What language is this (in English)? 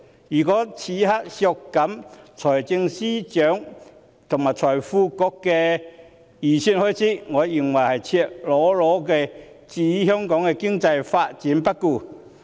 Cantonese